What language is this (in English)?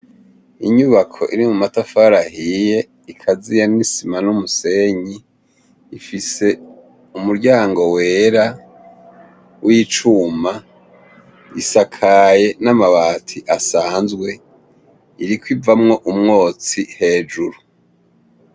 Rundi